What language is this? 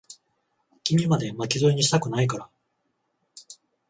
Japanese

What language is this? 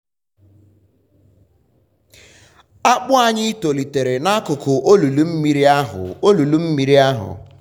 Igbo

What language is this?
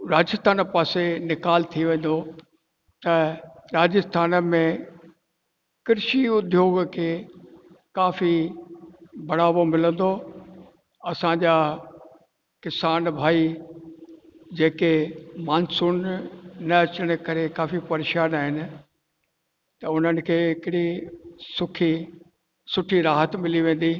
Sindhi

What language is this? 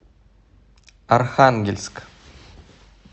Russian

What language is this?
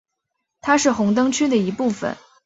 Chinese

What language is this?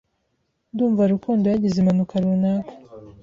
Kinyarwanda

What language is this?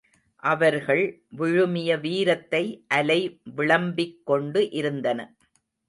Tamil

